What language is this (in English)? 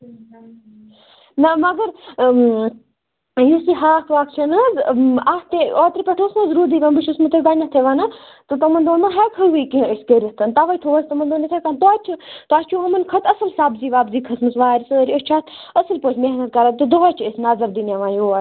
Kashmiri